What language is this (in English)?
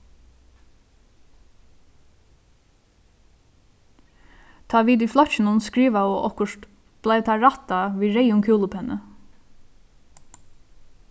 Faroese